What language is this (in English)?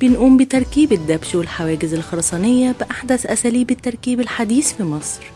Arabic